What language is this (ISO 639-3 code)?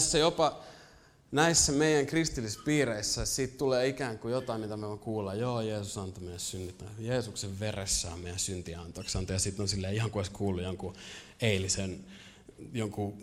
fin